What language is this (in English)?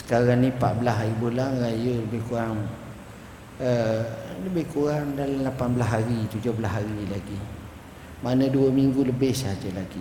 Malay